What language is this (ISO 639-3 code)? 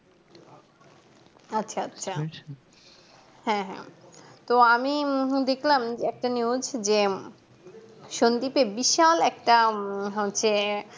ben